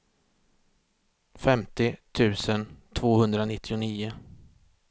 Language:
Swedish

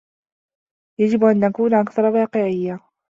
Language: Arabic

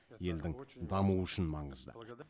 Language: Kazakh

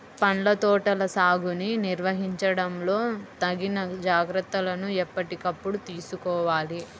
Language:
Telugu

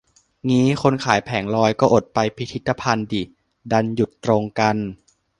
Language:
Thai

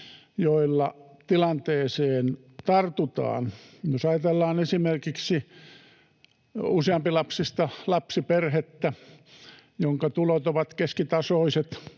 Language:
Finnish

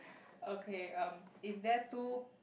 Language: English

